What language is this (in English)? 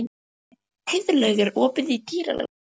Icelandic